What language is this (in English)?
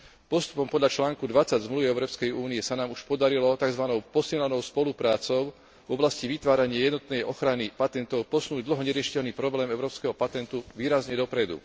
Slovak